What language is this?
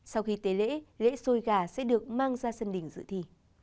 Vietnamese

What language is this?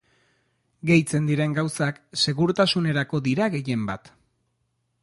Basque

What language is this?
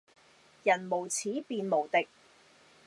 Cantonese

